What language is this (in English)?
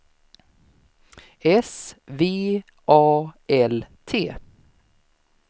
Swedish